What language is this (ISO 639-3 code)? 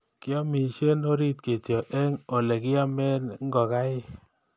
kln